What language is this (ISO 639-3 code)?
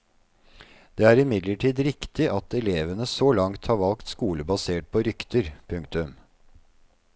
nor